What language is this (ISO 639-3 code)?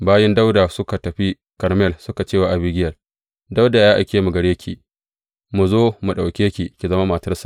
hau